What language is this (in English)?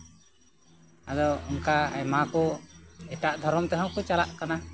Santali